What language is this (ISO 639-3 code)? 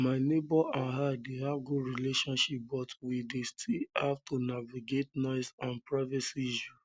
pcm